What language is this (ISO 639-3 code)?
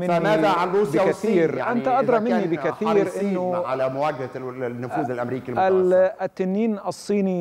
ara